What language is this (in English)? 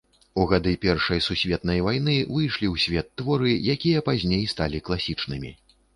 Belarusian